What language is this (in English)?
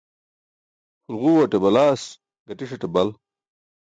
Burushaski